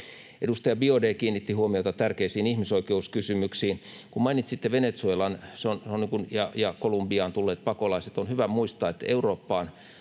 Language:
Finnish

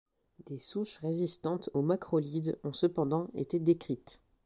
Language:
French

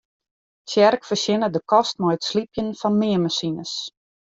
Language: Western Frisian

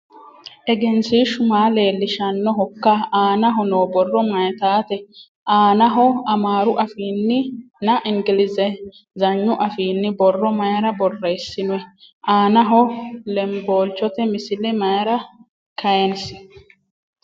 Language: Sidamo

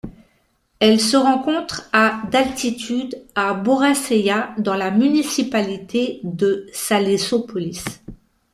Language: French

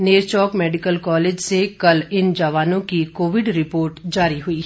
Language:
Hindi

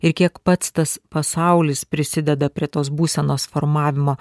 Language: Lithuanian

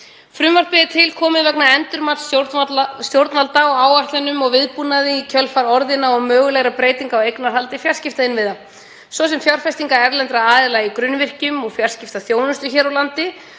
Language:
Icelandic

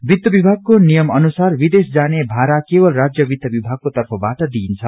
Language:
Nepali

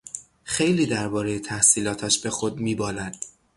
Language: Persian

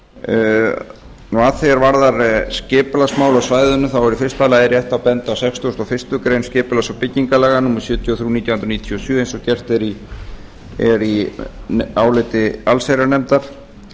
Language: Icelandic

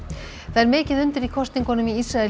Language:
Icelandic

